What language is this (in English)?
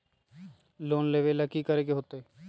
Magahi